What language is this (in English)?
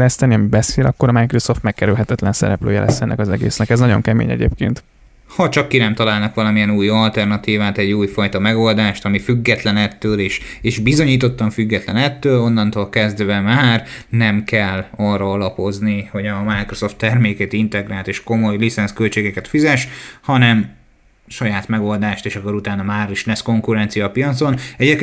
Hungarian